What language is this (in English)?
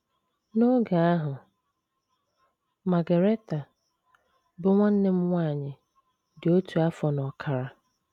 Igbo